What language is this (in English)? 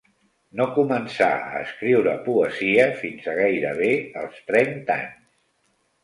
Catalan